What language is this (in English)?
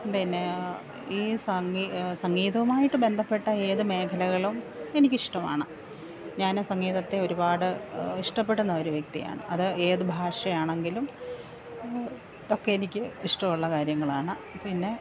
Malayalam